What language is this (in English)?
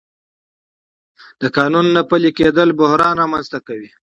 Pashto